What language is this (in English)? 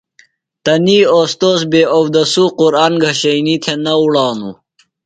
Phalura